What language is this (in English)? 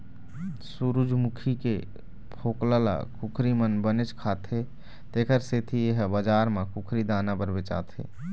Chhattisgarhi